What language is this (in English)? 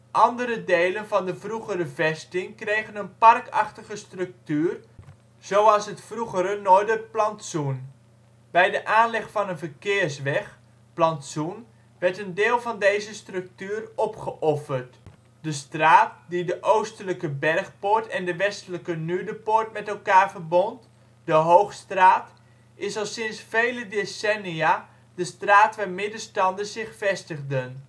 Dutch